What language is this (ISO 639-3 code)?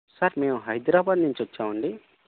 tel